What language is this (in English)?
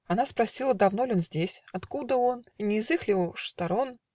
Russian